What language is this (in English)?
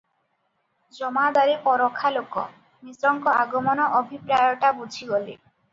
Odia